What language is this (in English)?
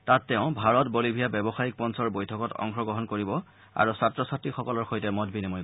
Assamese